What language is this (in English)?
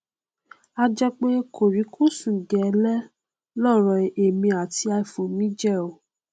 Yoruba